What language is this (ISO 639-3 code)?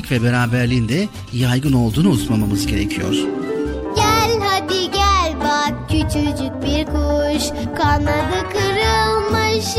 tur